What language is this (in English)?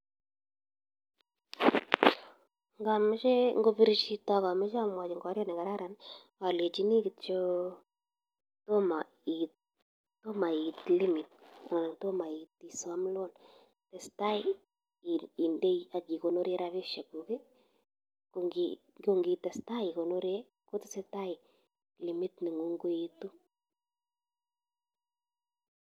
Kalenjin